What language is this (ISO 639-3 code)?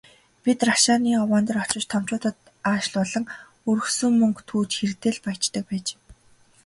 mon